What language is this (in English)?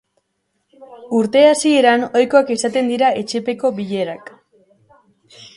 Basque